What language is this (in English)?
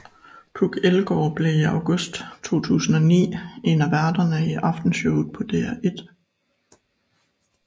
Danish